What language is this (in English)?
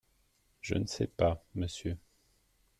French